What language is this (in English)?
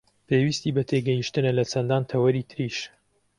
Central Kurdish